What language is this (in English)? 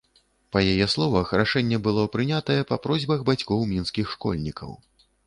Belarusian